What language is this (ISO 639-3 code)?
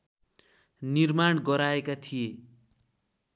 nep